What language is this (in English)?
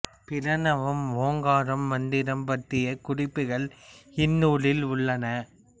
Tamil